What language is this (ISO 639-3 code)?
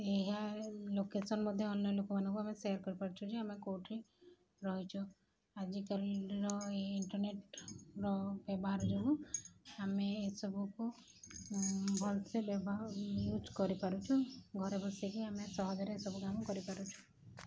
ori